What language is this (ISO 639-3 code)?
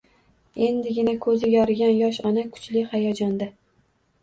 uzb